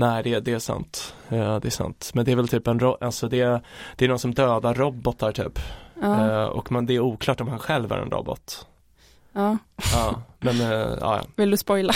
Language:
Swedish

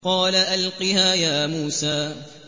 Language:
Arabic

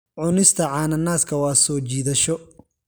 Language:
Somali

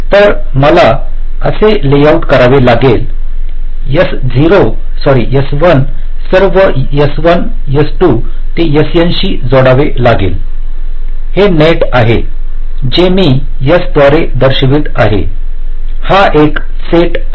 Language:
Marathi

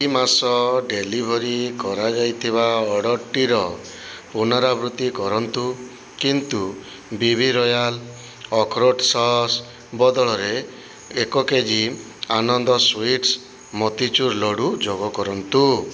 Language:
Odia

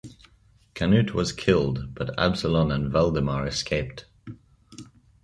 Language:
English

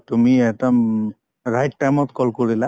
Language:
Assamese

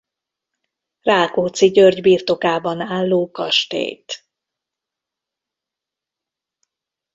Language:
Hungarian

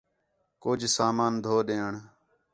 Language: Khetrani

